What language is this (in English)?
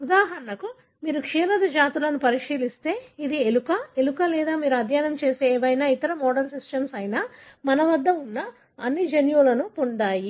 Telugu